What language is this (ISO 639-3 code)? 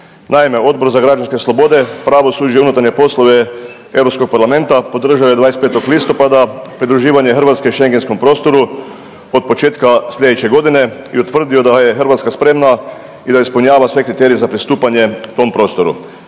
hrv